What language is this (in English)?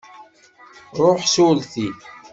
Kabyle